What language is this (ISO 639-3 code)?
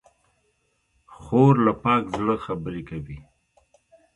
pus